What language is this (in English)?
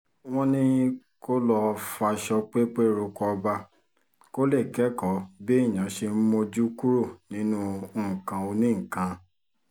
Yoruba